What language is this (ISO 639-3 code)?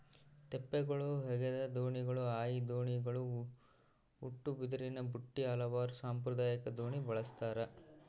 kan